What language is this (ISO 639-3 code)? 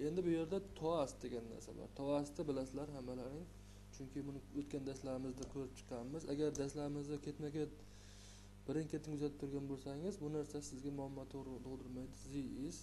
tur